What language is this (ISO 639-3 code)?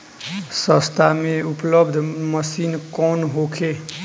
bho